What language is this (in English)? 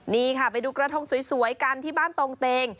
Thai